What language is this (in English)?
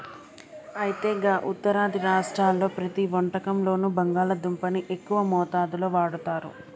Telugu